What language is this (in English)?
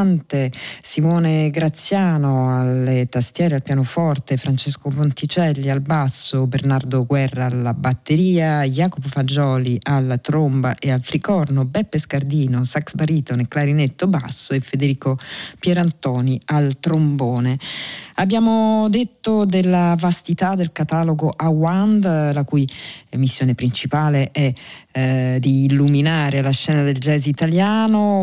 Italian